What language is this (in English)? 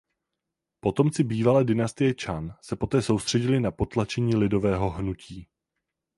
Czech